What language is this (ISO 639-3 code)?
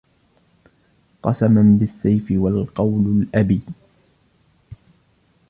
ara